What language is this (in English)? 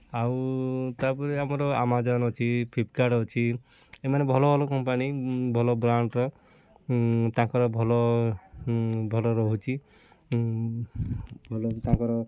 Odia